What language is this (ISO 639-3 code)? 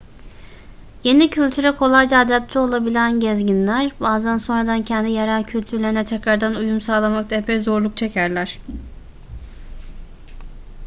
tur